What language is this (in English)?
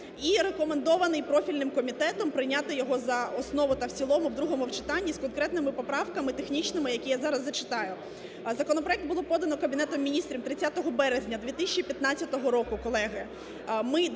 Ukrainian